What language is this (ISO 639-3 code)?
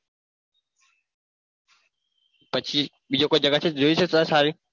guj